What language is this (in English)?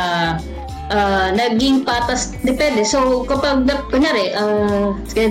Filipino